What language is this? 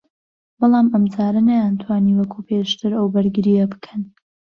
Central Kurdish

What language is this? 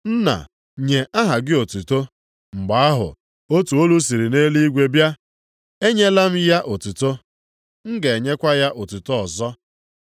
Igbo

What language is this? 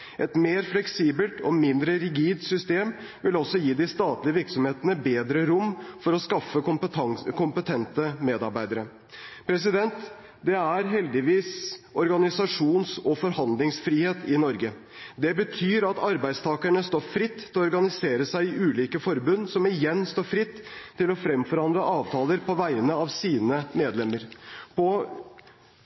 Norwegian Bokmål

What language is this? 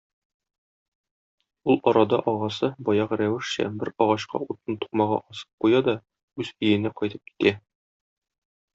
Tatar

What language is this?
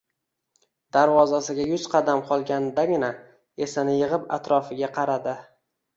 Uzbek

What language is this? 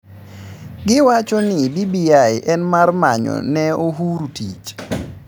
Luo (Kenya and Tanzania)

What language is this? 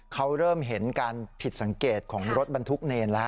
Thai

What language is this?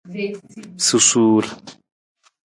Nawdm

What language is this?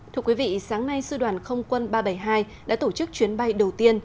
Vietnamese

